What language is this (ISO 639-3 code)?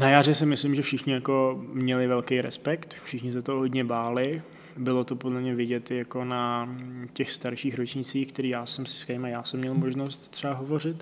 ces